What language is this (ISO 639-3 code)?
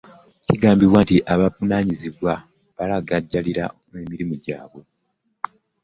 lug